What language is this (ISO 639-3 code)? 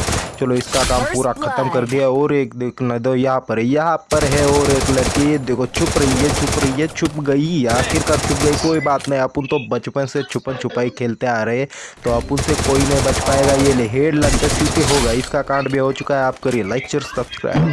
hin